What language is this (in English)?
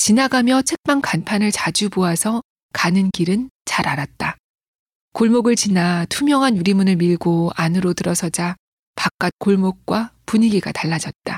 Korean